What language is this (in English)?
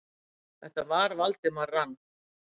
Icelandic